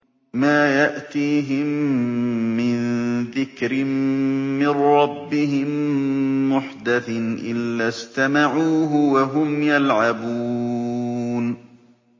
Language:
Arabic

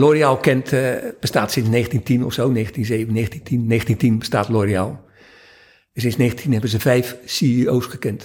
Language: Dutch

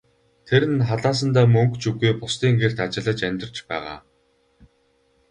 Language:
Mongolian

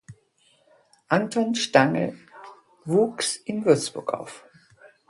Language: German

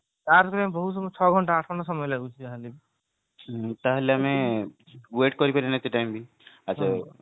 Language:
Odia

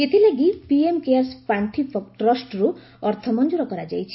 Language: Odia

